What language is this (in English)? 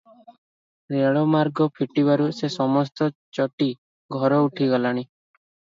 Odia